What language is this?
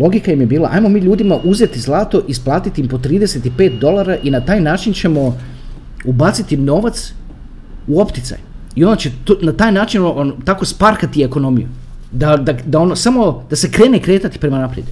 Croatian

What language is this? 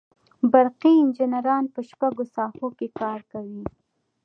Pashto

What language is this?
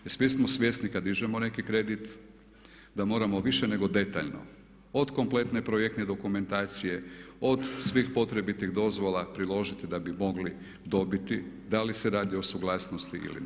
Croatian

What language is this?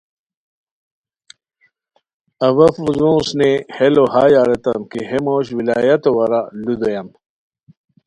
Khowar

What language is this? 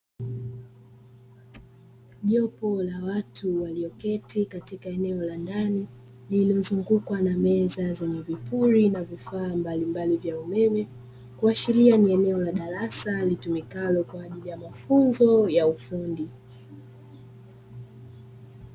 Swahili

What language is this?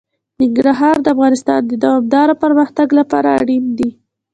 Pashto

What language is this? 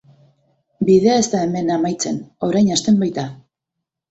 Basque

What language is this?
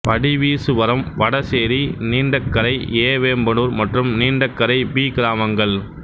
Tamil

